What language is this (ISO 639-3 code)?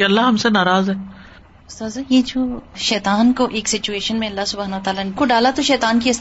urd